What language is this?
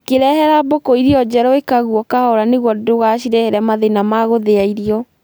Kikuyu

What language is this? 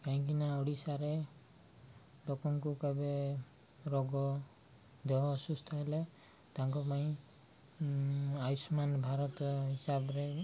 Odia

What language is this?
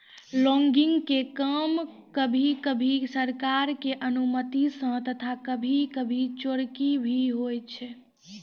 Maithili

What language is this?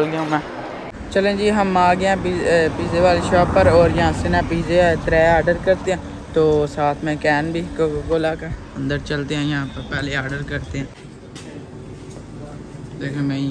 Hindi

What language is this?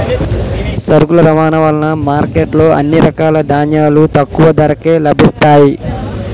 Telugu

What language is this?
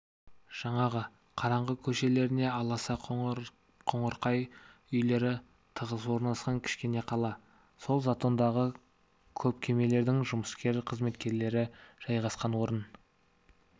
Kazakh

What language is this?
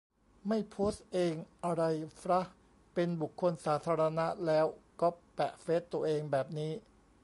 Thai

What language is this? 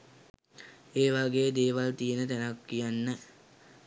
Sinhala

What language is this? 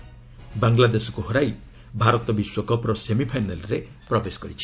Odia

